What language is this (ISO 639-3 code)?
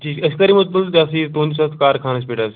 kas